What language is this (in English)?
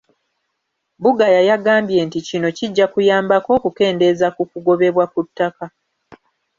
Ganda